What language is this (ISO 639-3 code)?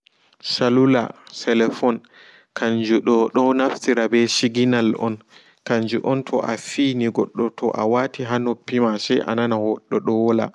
ful